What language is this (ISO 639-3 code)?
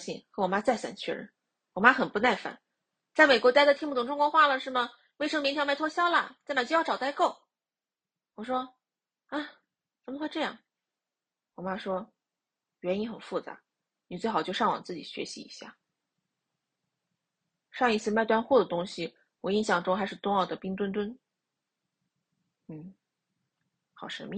zho